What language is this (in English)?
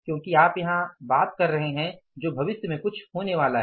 Hindi